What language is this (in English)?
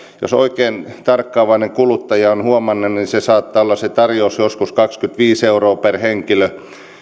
Finnish